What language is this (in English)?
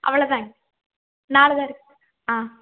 Tamil